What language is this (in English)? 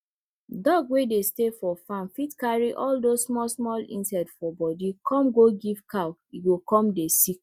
Nigerian Pidgin